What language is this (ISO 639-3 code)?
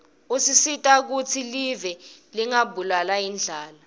ssw